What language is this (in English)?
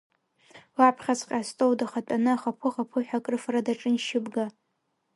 Abkhazian